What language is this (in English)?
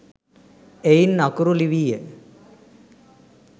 Sinhala